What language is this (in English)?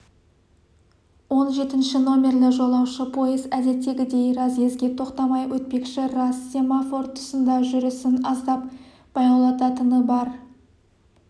Kazakh